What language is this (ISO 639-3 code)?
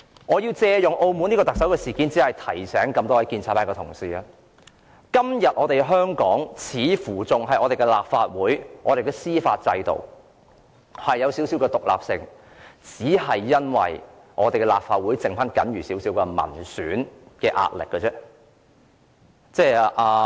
yue